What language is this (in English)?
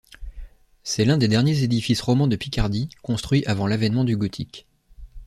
French